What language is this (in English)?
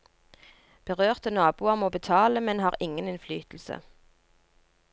Norwegian